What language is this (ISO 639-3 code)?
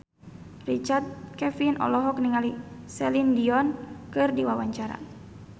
sun